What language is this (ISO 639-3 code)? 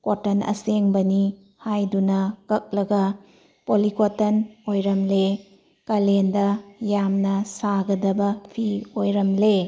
mni